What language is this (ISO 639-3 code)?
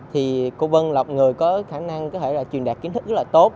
vie